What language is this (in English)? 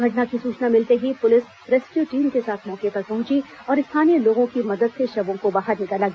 Hindi